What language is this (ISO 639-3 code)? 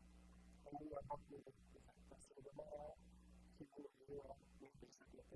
por